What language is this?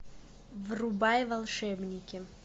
Russian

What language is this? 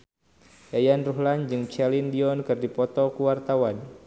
Sundanese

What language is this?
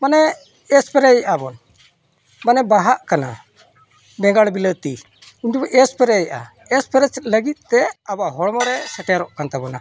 Santali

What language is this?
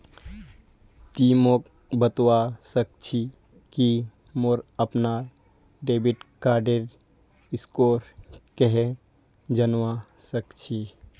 Magahi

